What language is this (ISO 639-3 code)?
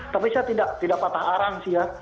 ind